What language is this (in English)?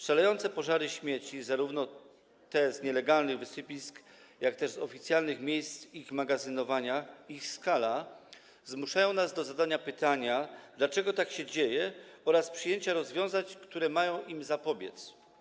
Polish